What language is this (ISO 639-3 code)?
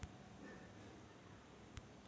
mar